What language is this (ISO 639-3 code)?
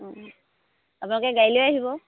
asm